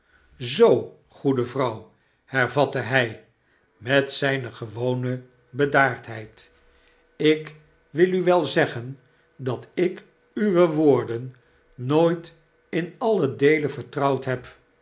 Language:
Dutch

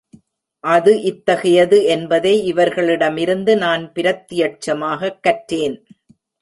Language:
Tamil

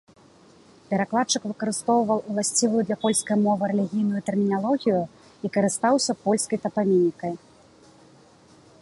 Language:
Belarusian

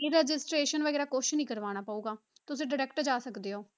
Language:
Punjabi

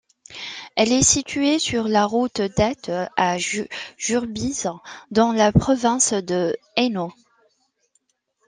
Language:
French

